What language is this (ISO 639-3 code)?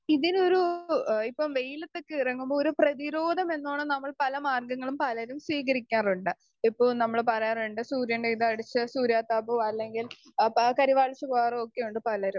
mal